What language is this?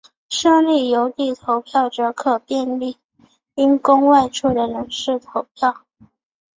Chinese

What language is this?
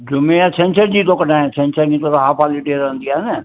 Sindhi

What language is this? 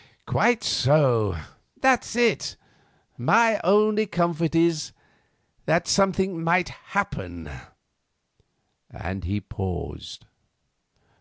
English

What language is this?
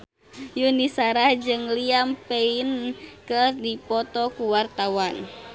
Sundanese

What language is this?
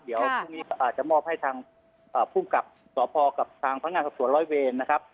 Thai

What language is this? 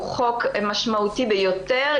Hebrew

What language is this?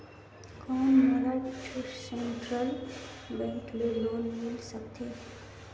Chhattisgarhi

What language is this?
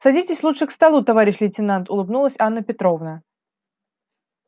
Russian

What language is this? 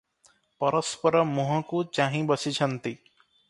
Odia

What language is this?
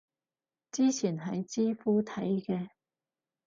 Cantonese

